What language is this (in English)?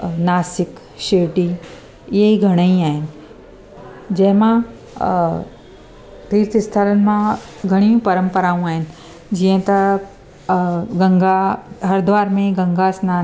Sindhi